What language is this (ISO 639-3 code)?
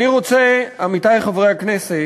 heb